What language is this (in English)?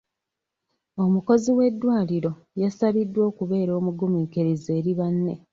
Ganda